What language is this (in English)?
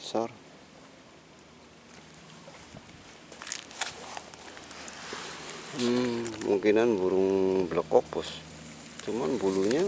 Indonesian